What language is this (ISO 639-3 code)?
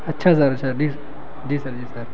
urd